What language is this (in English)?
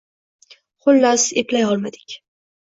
Uzbek